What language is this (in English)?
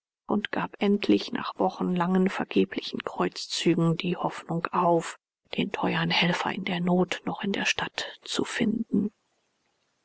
German